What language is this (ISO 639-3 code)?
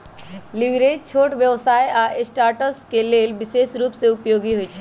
mag